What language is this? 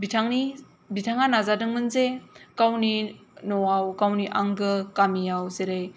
Bodo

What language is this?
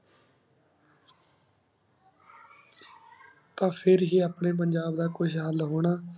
Punjabi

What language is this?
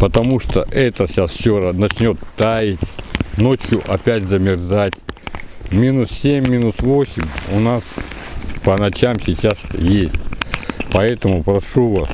Russian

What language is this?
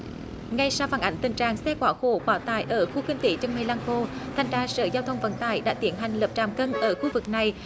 Vietnamese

